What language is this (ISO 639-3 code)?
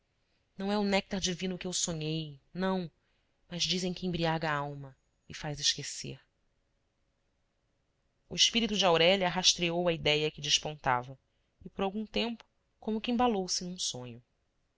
por